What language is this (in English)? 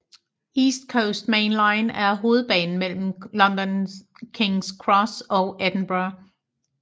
Danish